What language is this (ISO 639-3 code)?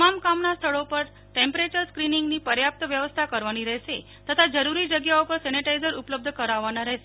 guj